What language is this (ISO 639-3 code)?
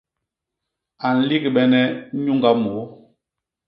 bas